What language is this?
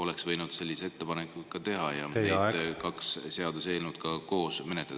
Estonian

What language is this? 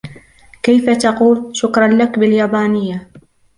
Arabic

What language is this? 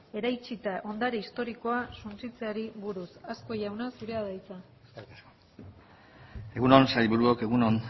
Basque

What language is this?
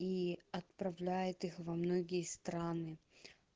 Russian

